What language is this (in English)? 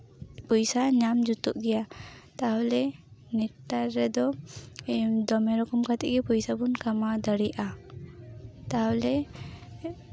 Santali